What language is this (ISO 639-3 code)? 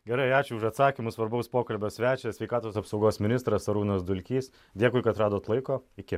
lit